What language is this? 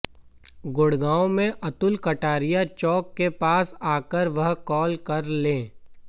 Hindi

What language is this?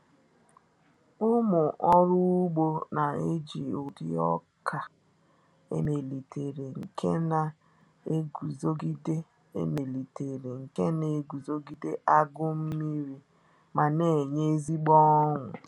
Igbo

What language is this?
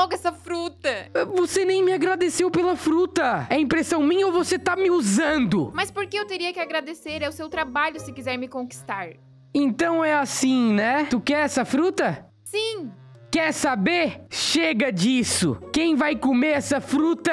Portuguese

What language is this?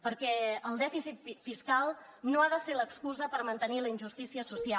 Catalan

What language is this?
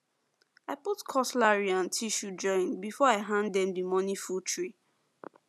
Nigerian Pidgin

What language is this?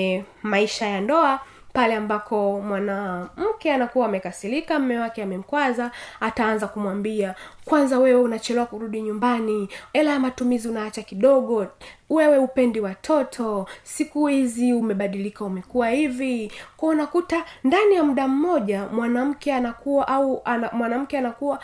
Swahili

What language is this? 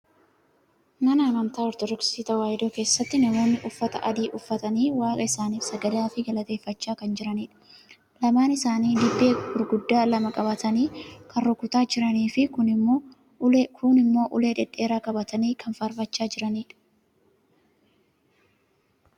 Oromo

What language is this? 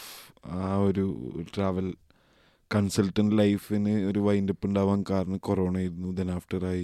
Malayalam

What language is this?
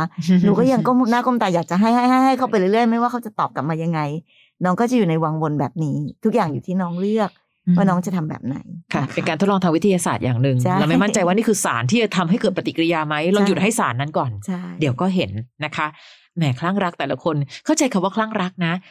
Thai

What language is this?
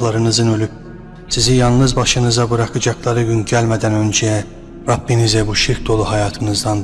Turkish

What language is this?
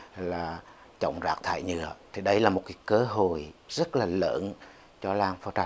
Vietnamese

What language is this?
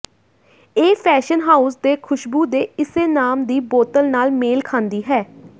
Punjabi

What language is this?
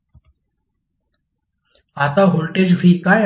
Marathi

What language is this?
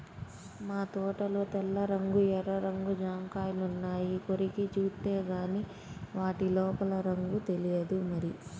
Telugu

